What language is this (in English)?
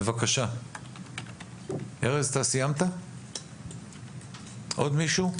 Hebrew